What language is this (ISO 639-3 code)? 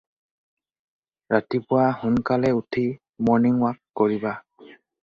asm